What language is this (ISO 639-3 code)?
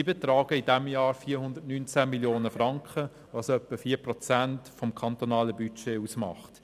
gsw